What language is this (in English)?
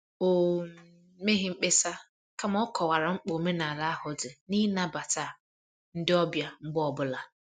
Igbo